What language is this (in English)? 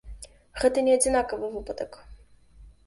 Belarusian